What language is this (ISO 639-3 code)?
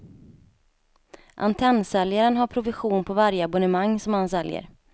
swe